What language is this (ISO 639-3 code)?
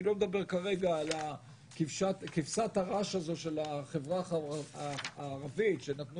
heb